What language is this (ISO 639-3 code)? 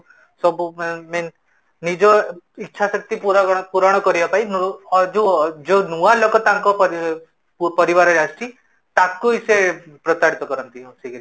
ori